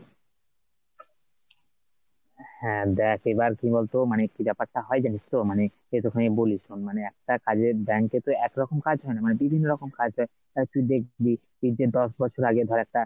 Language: Bangla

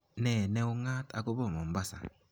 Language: Kalenjin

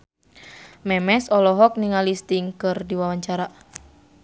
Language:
Sundanese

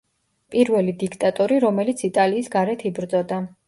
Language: Georgian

